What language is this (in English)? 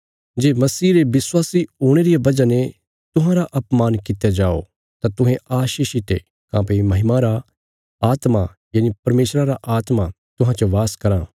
Bilaspuri